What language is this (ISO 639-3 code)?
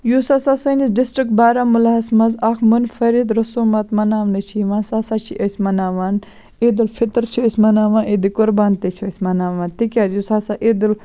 kas